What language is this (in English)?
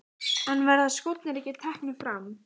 Icelandic